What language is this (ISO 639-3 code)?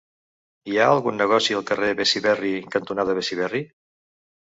cat